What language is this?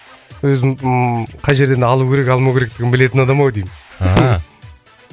Kazakh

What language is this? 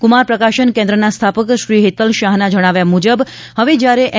Gujarati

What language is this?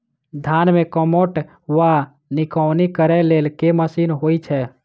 Maithili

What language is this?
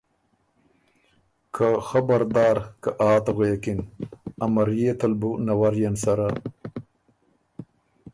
Ormuri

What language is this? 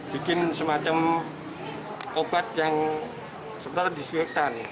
Indonesian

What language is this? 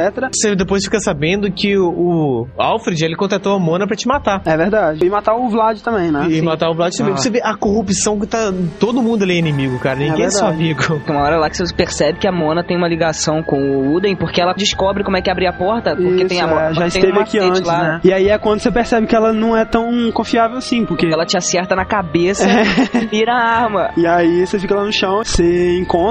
Portuguese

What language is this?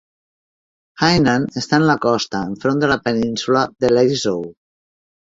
Catalan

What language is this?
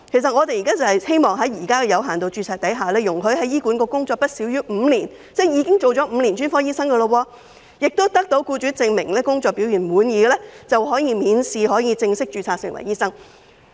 Cantonese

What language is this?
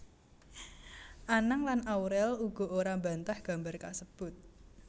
Javanese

